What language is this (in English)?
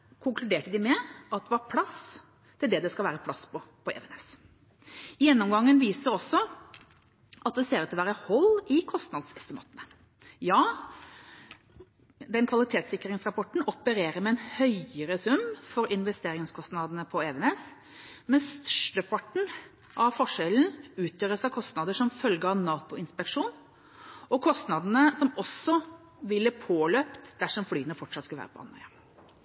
Norwegian Bokmål